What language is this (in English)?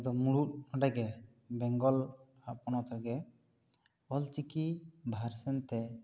Santali